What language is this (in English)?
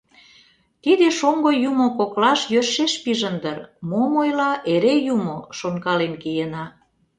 Mari